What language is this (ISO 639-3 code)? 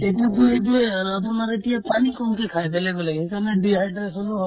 asm